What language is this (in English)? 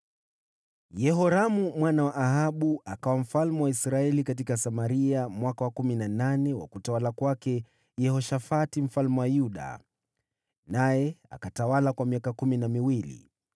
Swahili